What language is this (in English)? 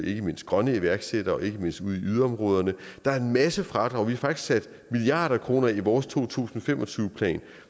Danish